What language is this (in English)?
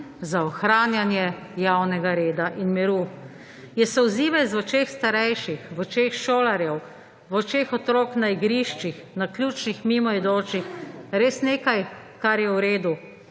Slovenian